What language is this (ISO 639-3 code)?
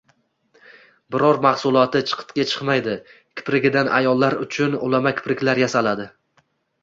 uzb